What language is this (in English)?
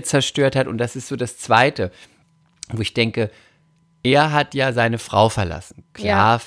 German